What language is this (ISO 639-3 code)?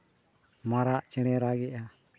sat